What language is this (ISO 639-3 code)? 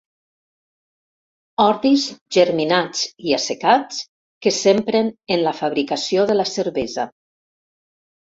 cat